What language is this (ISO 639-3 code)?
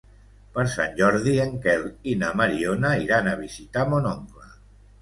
cat